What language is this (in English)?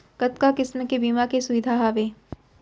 Chhattisgarhi